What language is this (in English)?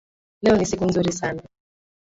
Swahili